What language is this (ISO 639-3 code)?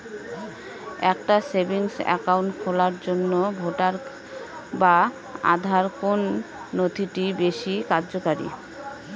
ben